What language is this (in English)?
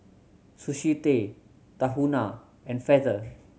English